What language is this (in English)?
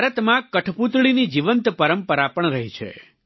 Gujarati